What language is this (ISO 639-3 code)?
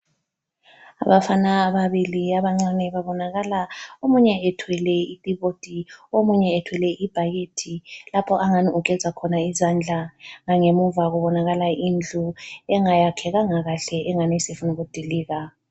nde